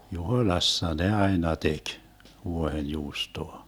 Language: Finnish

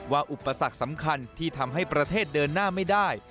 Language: Thai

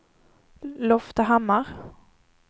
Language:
Swedish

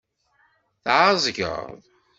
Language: Kabyle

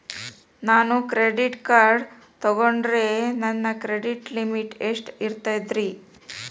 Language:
Kannada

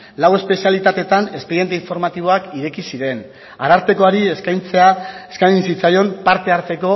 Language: Basque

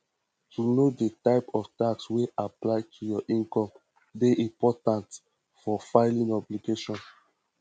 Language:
Nigerian Pidgin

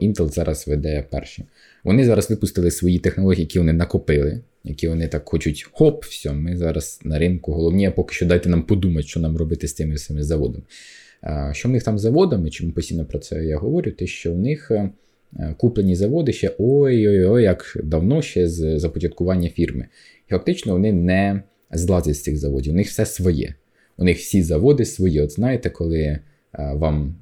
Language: Ukrainian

